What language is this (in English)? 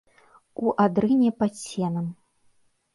Belarusian